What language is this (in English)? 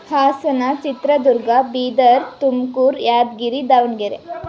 Kannada